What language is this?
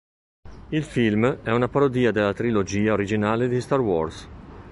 Italian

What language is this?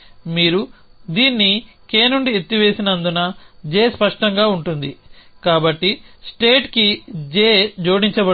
Telugu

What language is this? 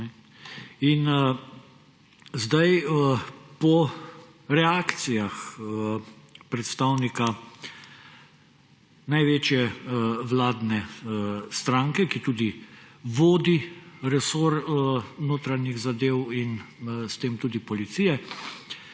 Slovenian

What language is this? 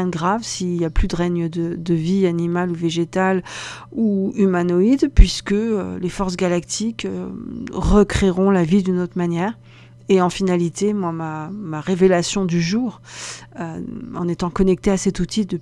French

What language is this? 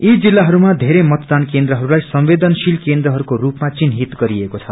Nepali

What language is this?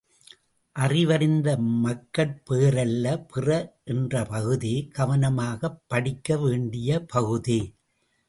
Tamil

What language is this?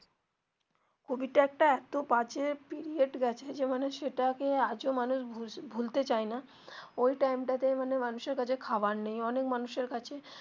Bangla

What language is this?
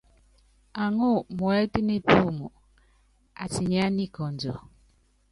Yangben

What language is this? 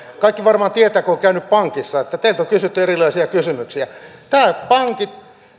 Finnish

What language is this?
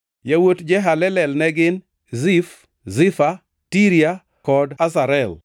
Luo (Kenya and Tanzania)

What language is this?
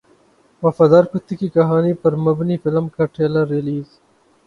Urdu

